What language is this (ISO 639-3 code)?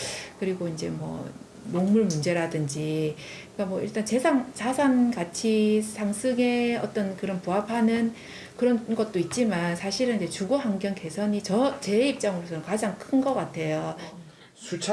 kor